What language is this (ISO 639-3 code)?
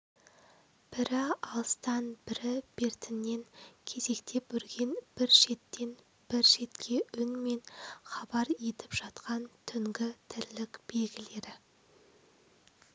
kaz